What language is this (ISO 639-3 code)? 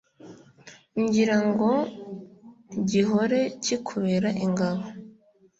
kin